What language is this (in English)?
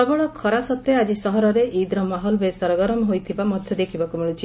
Odia